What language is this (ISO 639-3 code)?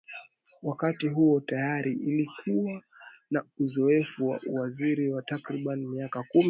swa